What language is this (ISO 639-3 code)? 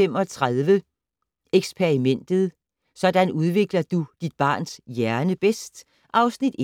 dan